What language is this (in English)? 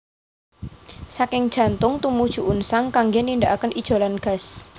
Javanese